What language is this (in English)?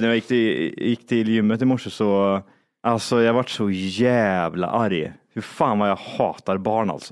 Swedish